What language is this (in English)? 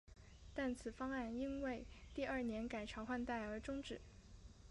Chinese